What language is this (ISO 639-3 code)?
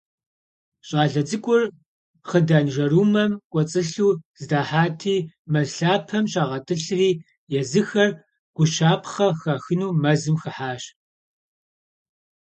kbd